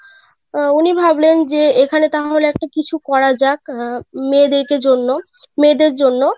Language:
Bangla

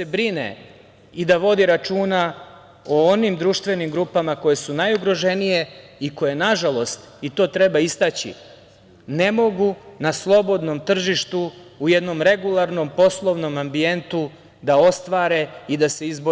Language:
Serbian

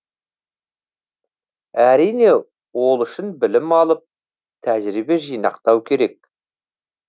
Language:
Kazakh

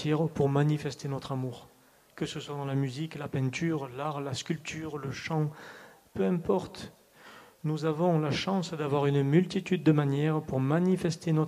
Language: French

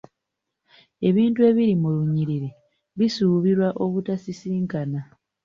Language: Ganda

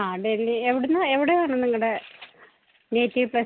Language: Malayalam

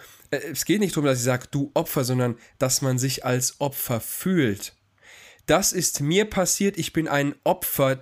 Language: German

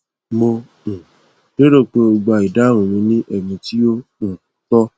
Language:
Yoruba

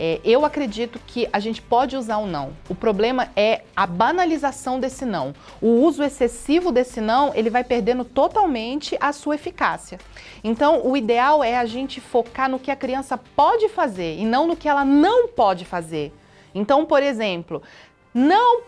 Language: Portuguese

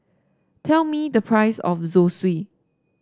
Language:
English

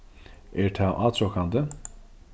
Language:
Faroese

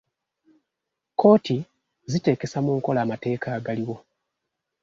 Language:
Ganda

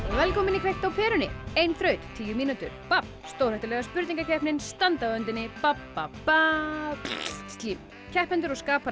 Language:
Icelandic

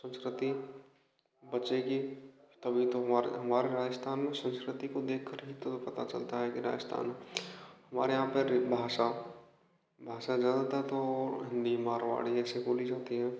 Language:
Hindi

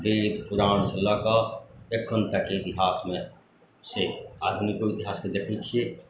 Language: Maithili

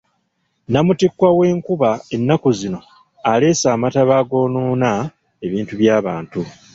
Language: Ganda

